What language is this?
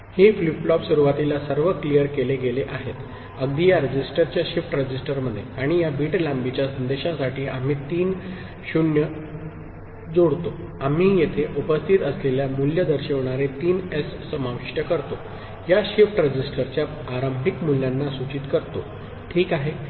Marathi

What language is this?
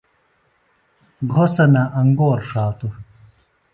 Phalura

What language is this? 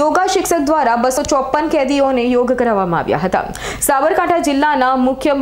Hindi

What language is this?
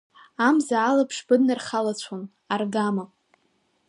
Abkhazian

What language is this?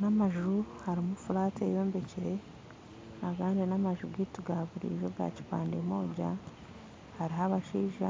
Nyankole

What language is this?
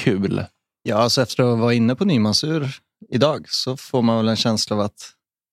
Swedish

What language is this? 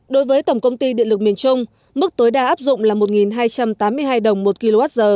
Vietnamese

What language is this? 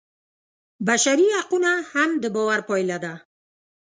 Pashto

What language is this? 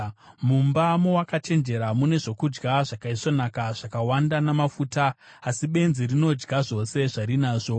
Shona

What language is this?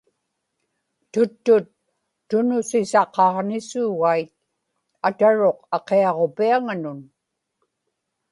Inupiaq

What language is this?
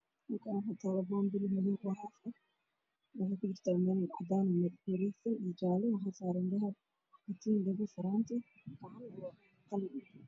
Somali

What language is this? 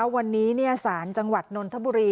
Thai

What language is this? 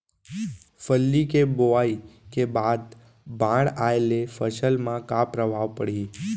Chhattisgarhi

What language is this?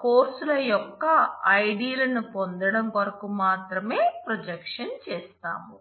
Telugu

